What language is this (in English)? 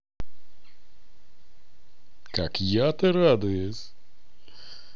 Russian